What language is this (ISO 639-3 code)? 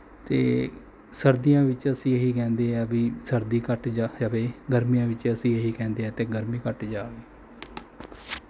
pan